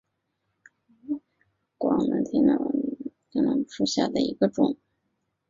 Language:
Chinese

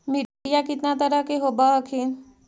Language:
Magahi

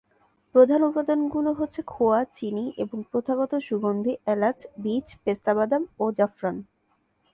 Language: Bangla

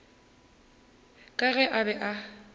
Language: Northern Sotho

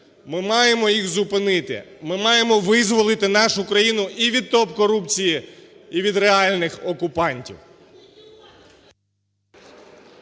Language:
Ukrainian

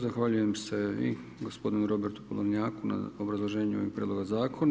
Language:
Croatian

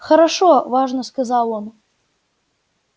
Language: Russian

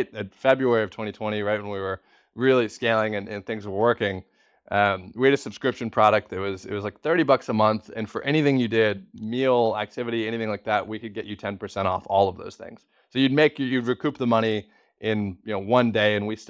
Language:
English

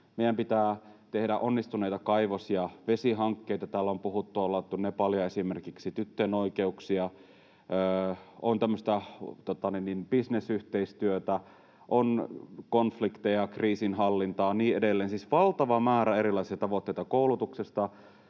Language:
Finnish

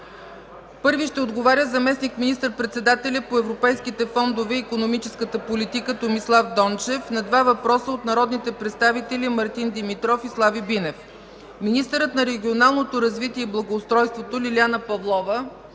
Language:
Bulgarian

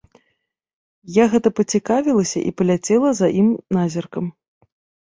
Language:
Belarusian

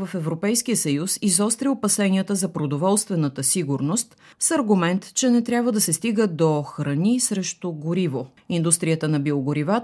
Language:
Bulgarian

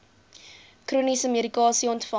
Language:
Afrikaans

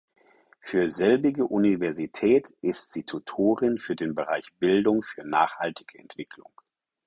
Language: German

